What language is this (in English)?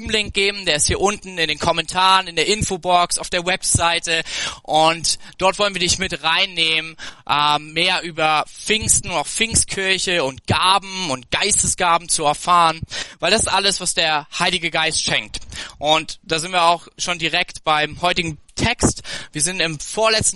German